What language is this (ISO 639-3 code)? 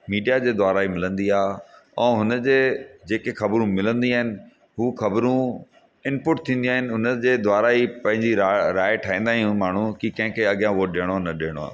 snd